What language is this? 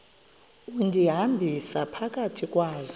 Xhosa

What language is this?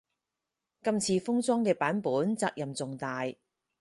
Cantonese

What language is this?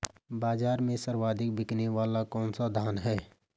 Hindi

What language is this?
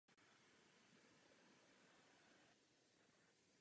Czech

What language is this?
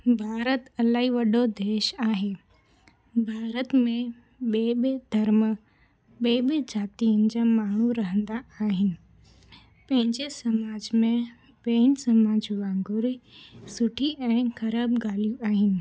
Sindhi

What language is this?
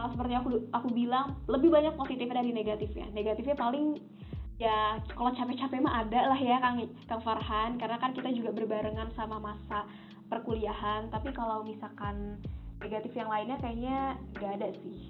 Indonesian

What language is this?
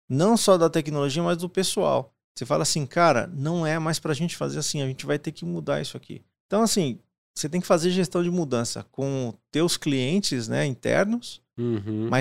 Portuguese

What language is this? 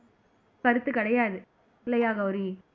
Tamil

